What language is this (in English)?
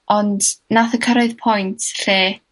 Welsh